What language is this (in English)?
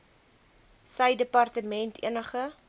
Afrikaans